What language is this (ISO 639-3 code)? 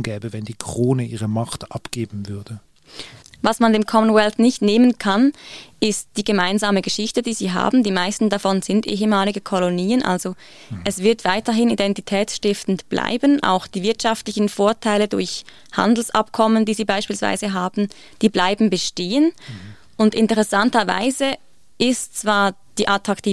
deu